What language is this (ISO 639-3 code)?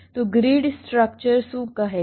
guj